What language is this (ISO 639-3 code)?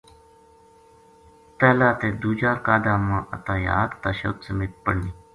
gju